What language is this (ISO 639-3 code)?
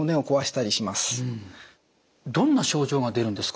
jpn